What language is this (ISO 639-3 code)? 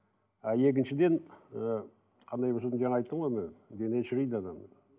kaz